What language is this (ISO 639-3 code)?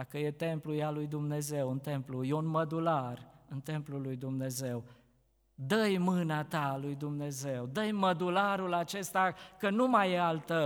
ron